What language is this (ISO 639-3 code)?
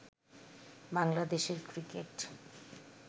ben